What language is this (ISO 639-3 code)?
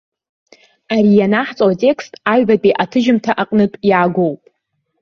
abk